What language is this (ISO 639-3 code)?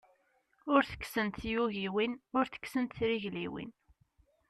kab